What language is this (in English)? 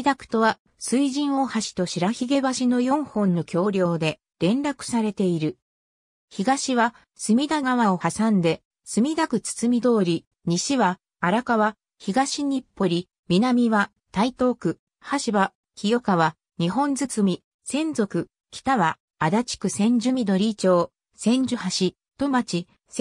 Japanese